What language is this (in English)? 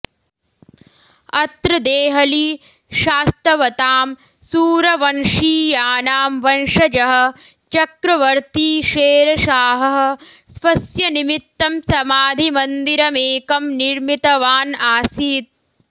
Sanskrit